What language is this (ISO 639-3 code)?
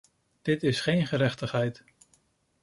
nld